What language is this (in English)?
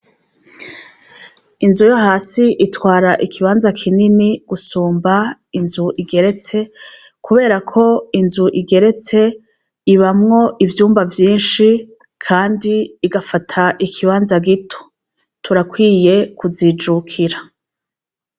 Rundi